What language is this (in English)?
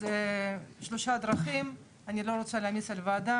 Hebrew